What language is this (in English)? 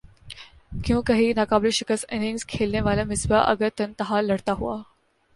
Urdu